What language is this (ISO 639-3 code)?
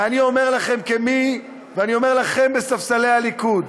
heb